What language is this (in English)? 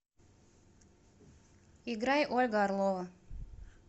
Russian